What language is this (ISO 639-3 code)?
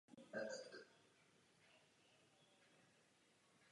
ces